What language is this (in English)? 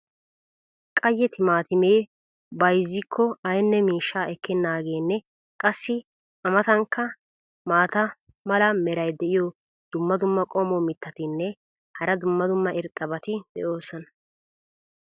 Wolaytta